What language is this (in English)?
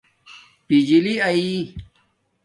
Domaaki